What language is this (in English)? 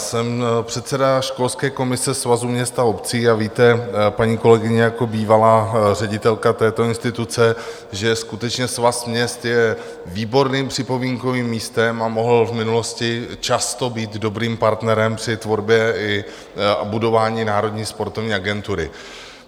Czech